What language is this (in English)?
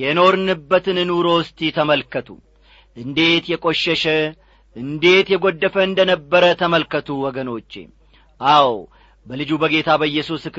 Amharic